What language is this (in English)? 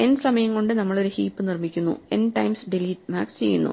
Malayalam